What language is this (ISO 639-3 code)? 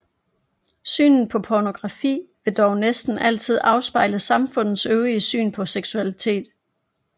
dan